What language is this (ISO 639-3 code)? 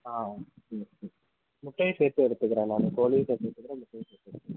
tam